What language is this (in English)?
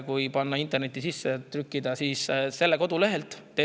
Estonian